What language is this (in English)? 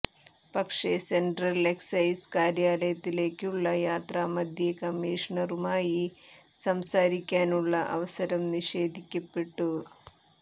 Malayalam